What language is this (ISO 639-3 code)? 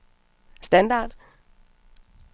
dan